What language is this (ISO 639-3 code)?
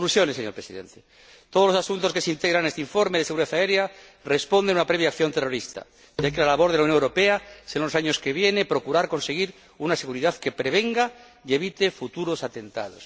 spa